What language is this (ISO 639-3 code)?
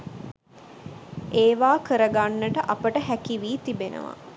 sin